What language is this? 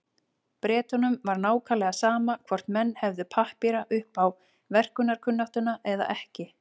Icelandic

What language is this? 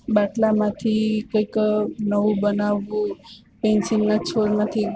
Gujarati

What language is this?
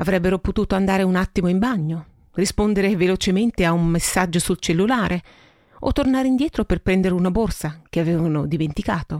Italian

